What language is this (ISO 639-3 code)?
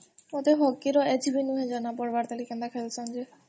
ori